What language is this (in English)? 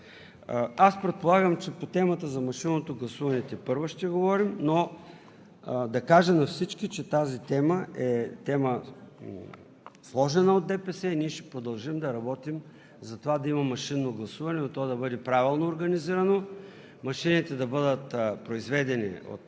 Bulgarian